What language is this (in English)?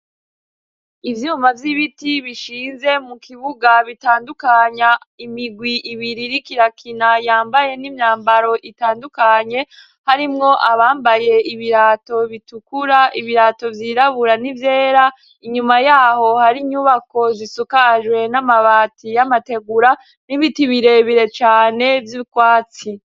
Rundi